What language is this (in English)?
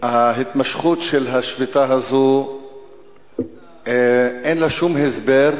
Hebrew